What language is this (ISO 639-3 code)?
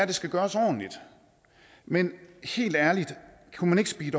dan